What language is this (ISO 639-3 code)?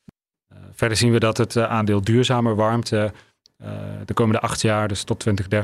nld